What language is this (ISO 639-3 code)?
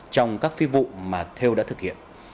vie